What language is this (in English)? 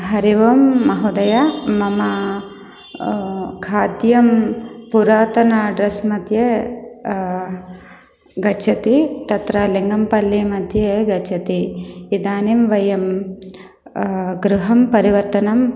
Sanskrit